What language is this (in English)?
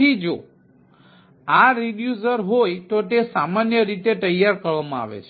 Gujarati